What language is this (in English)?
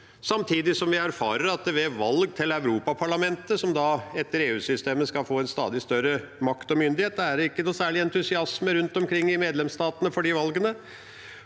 Norwegian